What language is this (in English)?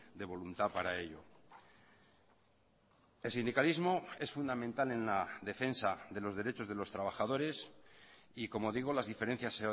Spanish